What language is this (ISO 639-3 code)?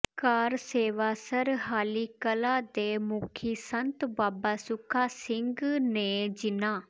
pan